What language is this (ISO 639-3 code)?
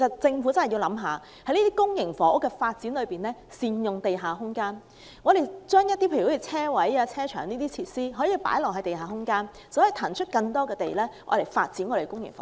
yue